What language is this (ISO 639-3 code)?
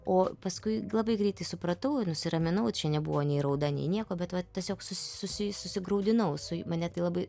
lit